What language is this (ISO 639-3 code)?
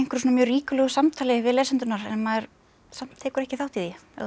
isl